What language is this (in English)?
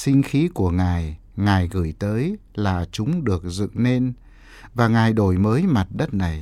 Vietnamese